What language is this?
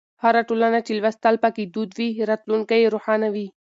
Pashto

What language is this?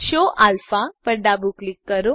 Gujarati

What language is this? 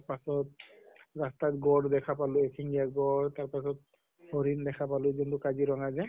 Assamese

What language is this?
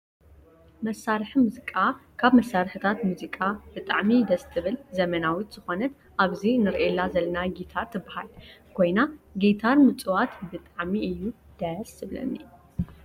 Tigrinya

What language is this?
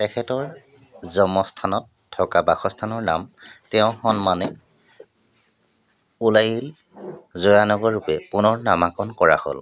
Assamese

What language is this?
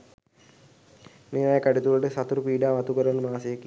Sinhala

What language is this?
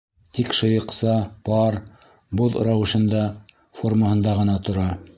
Bashkir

